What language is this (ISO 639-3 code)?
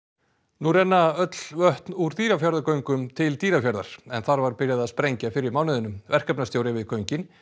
isl